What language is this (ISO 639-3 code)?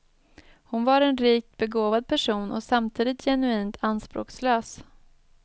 swe